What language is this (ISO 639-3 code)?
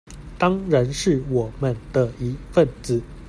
zho